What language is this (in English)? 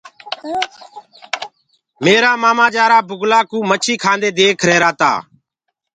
Gurgula